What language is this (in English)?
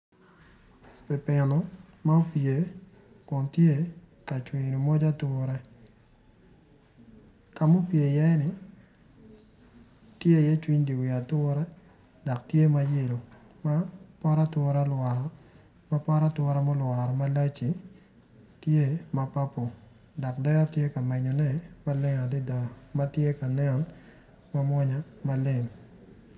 Acoli